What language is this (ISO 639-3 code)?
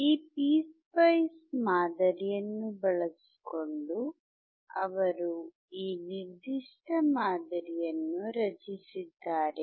kan